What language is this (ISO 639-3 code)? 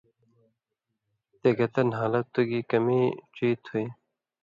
mvy